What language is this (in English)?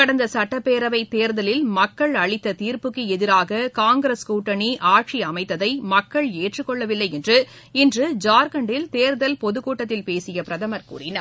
Tamil